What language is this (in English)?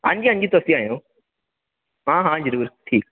Dogri